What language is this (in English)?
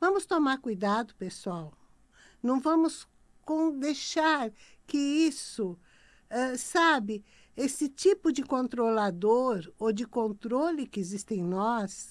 Portuguese